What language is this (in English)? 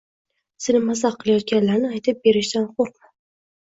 Uzbek